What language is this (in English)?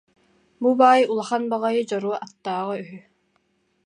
Yakut